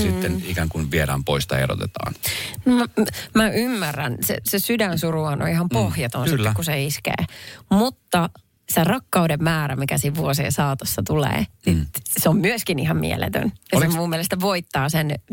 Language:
Finnish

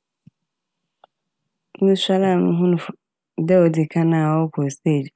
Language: Akan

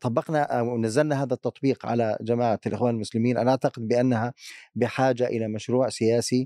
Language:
Arabic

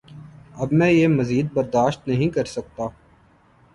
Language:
Urdu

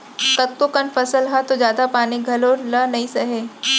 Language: Chhattisgarhi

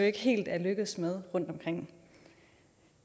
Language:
Danish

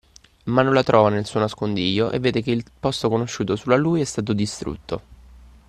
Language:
Italian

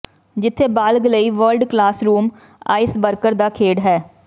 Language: Punjabi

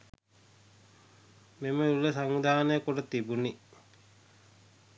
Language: Sinhala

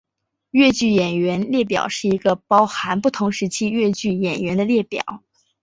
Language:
Chinese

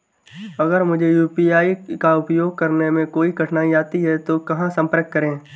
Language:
Hindi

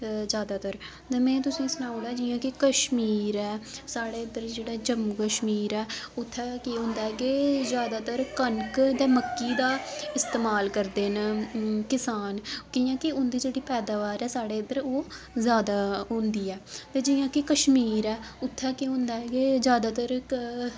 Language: Dogri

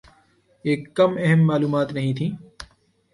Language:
Urdu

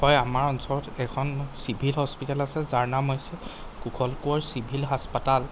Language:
Assamese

